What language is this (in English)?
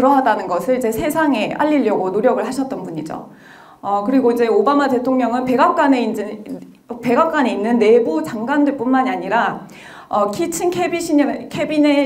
Korean